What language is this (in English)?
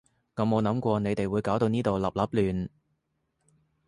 Cantonese